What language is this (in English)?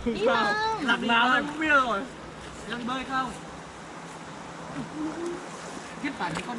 Vietnamese